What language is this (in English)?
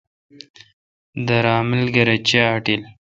Kalkoti